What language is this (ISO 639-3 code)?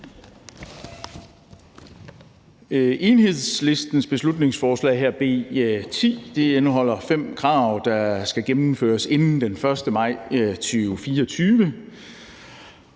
dan